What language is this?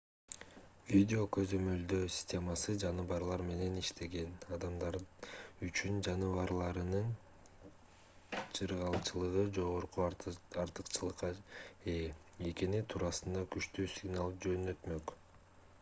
Kyrgyz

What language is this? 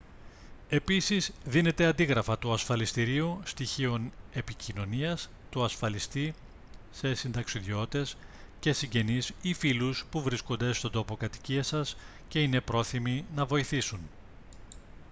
Greek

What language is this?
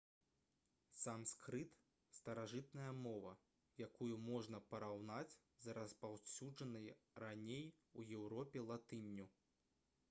Belarusian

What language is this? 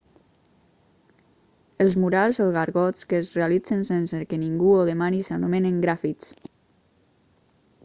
Catalan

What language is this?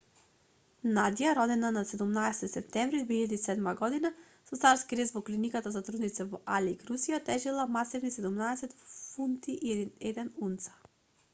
Macedonian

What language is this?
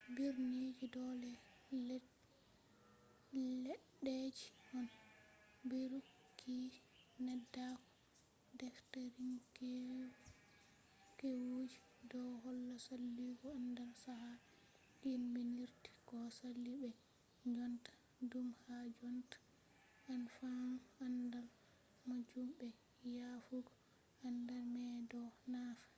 Fula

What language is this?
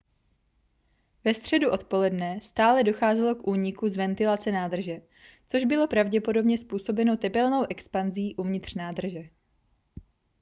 Czech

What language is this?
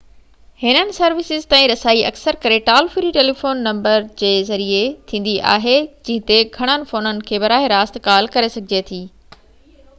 Sindhi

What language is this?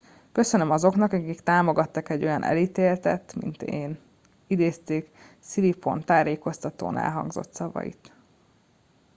Hungarian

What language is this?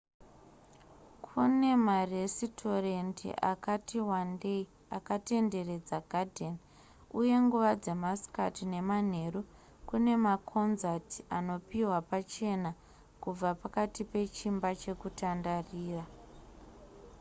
Shona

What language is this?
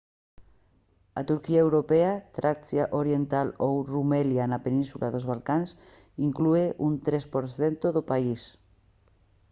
Galician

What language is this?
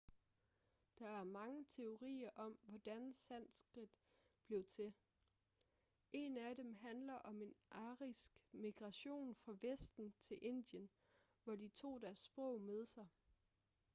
Danish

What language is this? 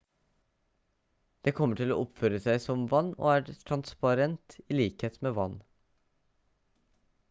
Norwegian Bokmål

